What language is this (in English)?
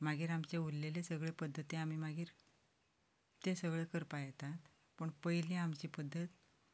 Konkani